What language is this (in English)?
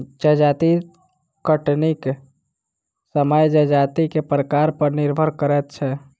Maithili